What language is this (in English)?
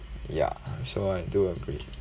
English